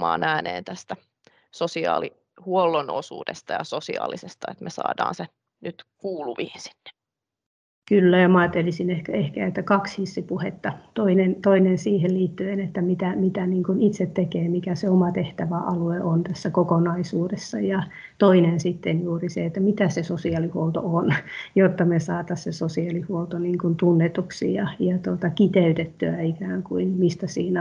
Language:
Finnish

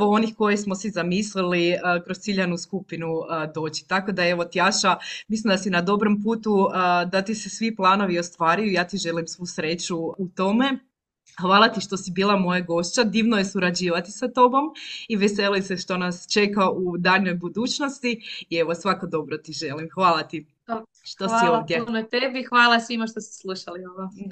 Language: Croatian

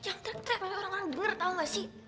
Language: Indonesian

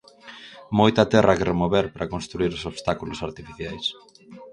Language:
Galician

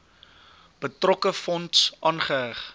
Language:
Afrikaans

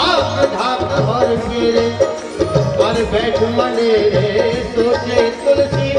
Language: Hindi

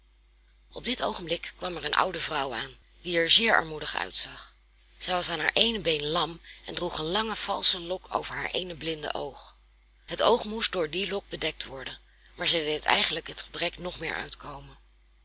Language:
Dutch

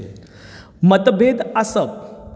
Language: Konkani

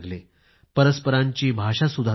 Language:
Marathi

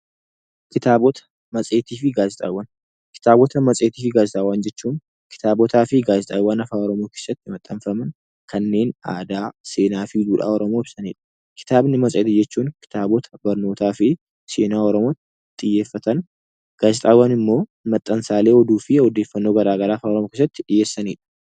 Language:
Oromo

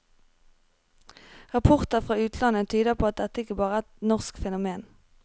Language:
Norwegian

